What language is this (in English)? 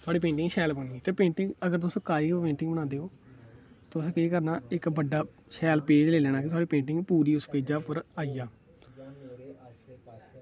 Dogri